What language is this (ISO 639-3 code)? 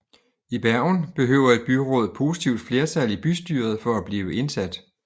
dan